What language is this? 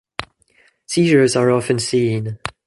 English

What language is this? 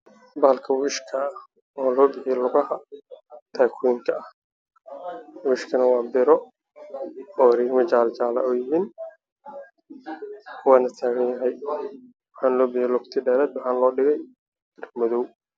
Somali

